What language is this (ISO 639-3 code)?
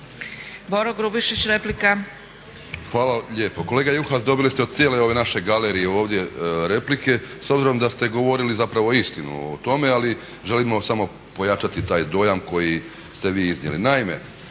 hrv